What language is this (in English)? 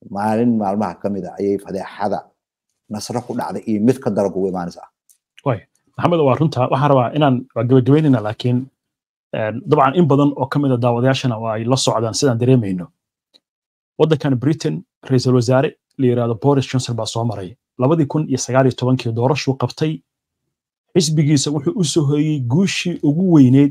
Arabic